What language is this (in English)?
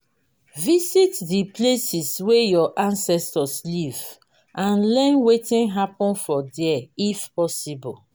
Nigerian Pidgin